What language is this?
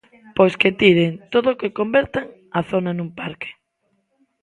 Galician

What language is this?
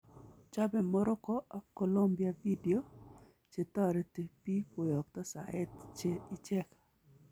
Kalenjin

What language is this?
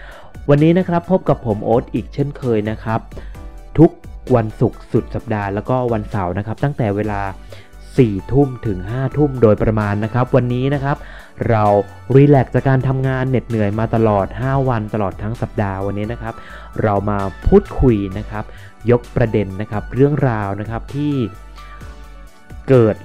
Thai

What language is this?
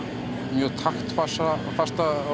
Icelandic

